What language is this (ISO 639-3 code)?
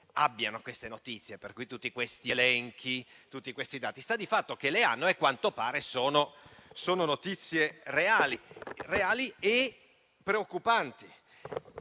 ita